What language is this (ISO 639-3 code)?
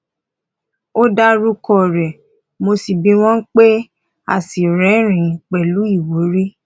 yor